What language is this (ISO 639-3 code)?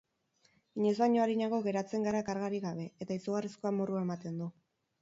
eus